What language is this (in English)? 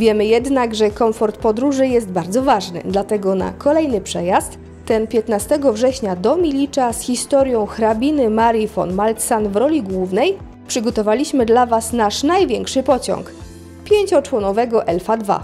Polish